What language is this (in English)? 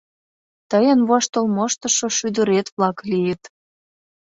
Mari